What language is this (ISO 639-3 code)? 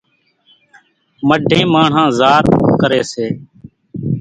gjk